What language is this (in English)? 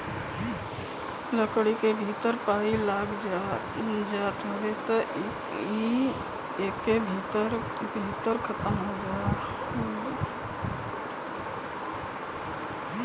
Bhojpuri